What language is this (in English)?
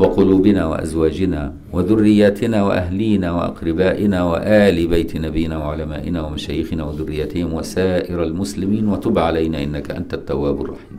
Arabic